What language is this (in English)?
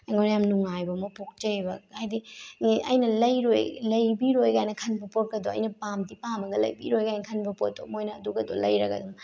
Manipuri